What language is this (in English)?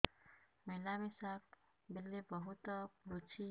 Odia